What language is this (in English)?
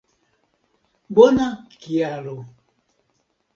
Esperanto